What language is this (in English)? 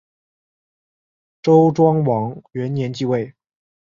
Chinese